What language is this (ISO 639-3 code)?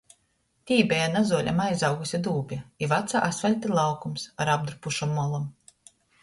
ltg